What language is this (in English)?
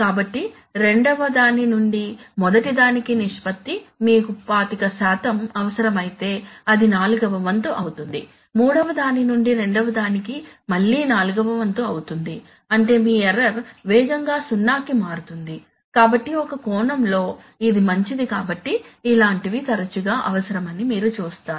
Telugu